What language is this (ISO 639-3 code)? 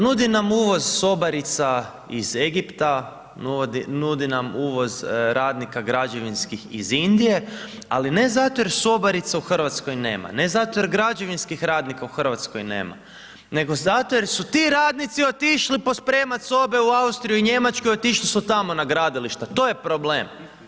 hrv